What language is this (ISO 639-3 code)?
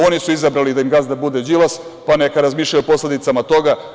srp